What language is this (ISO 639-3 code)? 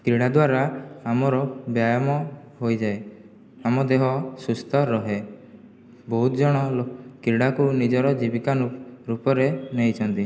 ori